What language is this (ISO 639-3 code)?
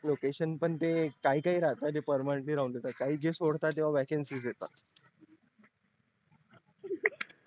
mar